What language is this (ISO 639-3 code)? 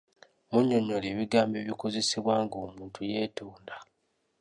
lug